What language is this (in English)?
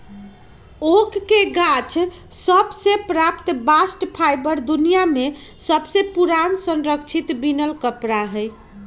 Magahi